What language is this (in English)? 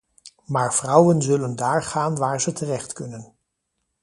Dutch